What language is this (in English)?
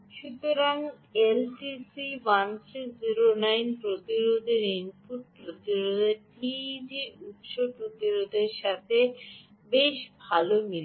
Bangla